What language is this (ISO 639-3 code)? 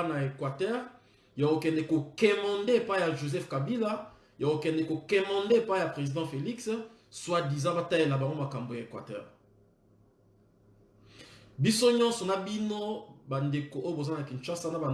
fra